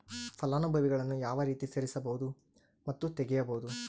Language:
Kannada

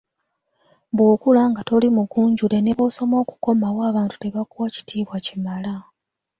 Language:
Ganda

